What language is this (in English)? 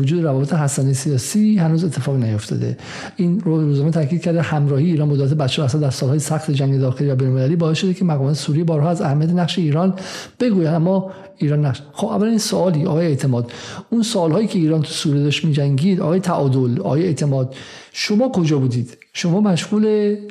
Persian